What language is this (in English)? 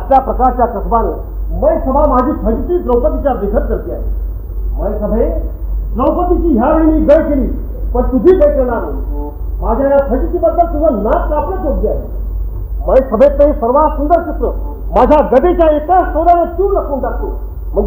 Arabic